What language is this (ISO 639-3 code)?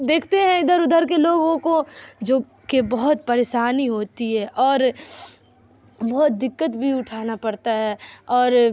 urd